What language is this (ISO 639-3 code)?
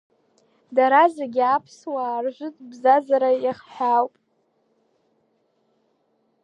abk